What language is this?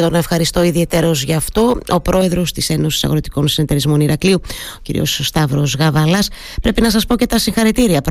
Greek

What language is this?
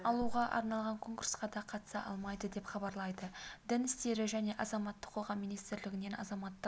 Kazakh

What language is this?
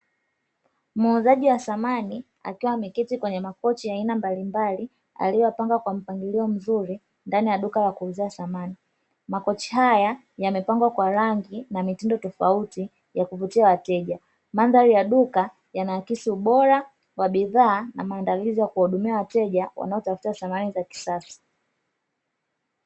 Swahili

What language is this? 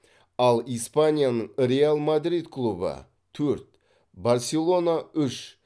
Kazakh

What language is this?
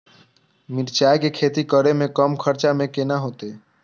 Maithili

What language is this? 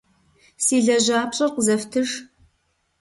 Kabardian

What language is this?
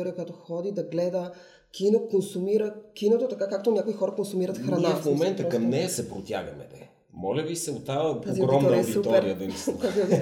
Bulgarian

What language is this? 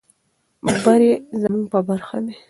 Pashto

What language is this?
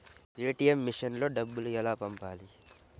Telugu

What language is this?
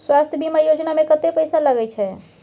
Maithili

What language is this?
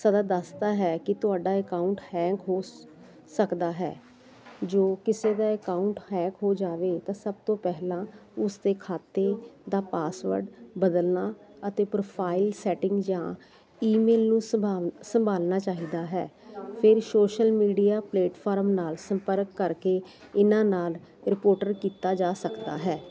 Punjabi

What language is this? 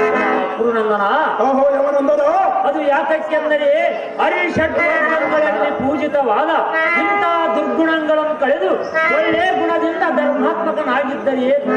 Arabic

